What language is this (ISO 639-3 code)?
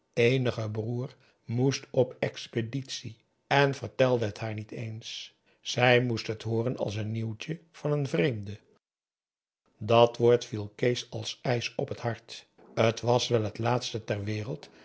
nld